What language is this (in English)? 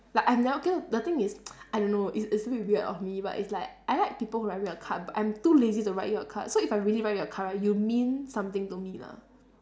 English